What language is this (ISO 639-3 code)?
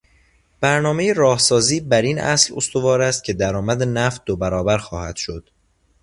fas